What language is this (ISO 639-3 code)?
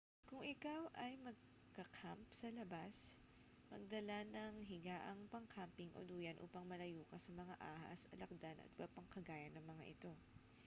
fil